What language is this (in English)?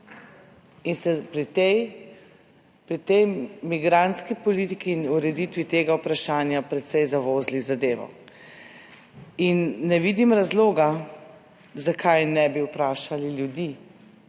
Slovenian